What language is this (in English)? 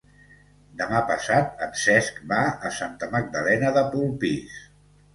Catalan